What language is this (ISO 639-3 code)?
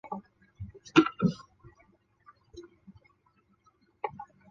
zho